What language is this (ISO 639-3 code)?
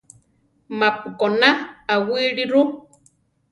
tar